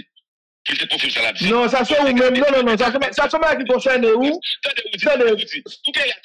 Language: French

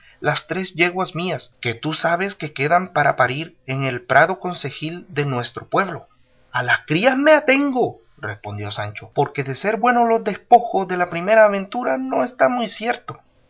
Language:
Spanish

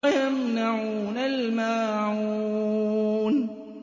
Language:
Arabic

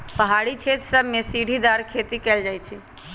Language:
Magahi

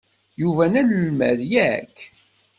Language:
Kabyle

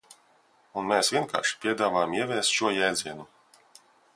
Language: Latvian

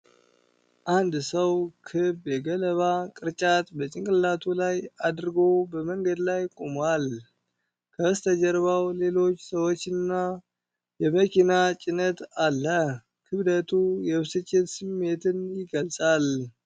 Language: Amharic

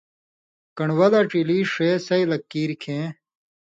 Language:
Indus Kohistani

